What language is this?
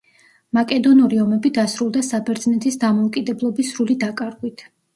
Georgian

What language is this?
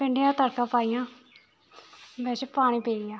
Dogri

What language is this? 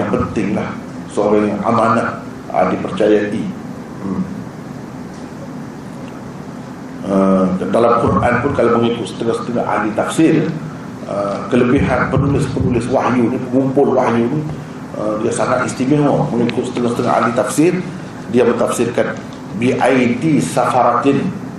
Malay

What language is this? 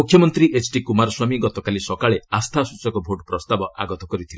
Odia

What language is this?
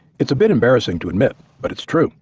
English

